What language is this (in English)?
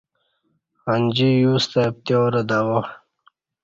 Kati